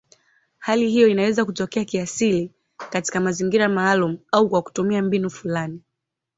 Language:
Swahili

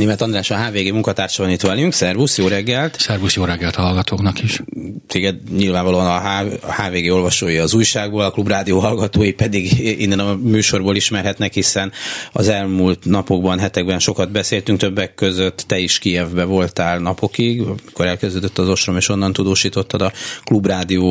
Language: Hungarian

